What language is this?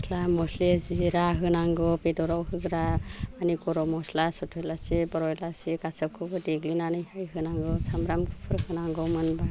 Bodo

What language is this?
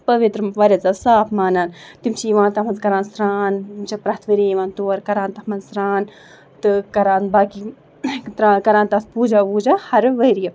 Kashmiri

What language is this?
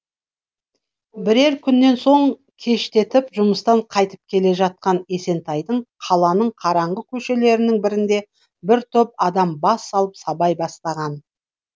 Kazakh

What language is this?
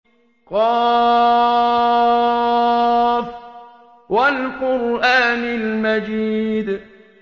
Arabic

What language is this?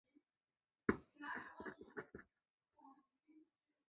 Chinese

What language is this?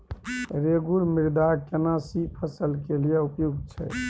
Maithili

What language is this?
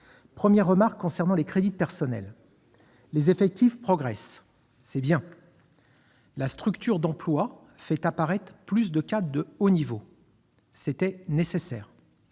French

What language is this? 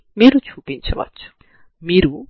Telugu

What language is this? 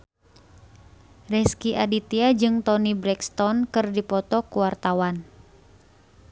Sundanese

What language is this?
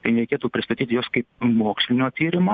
Lithuanian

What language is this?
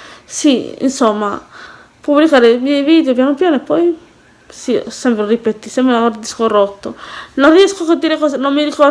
Italian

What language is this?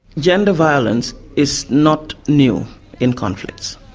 English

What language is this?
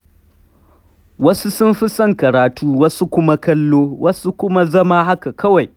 Hausa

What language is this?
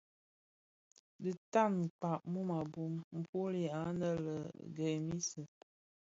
Bafia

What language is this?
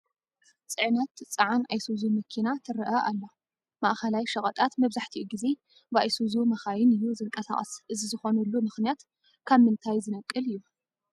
Tigrinya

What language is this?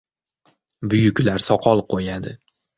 Uzbek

